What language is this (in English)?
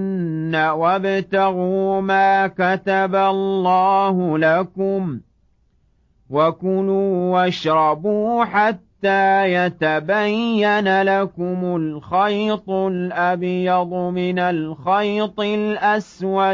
Arabic